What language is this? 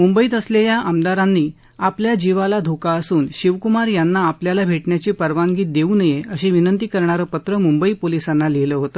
Marathi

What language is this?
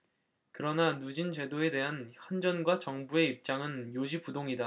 Korean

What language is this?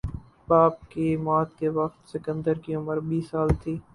Urdu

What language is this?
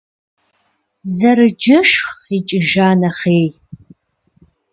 Kabardian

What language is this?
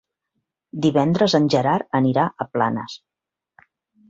Catalan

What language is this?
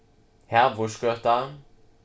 Faroese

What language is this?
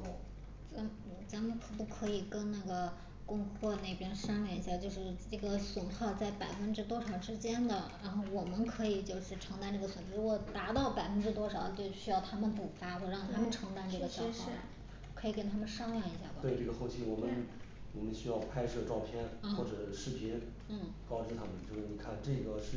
Chinese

